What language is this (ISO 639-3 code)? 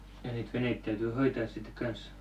fin